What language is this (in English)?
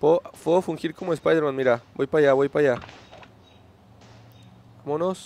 Spanish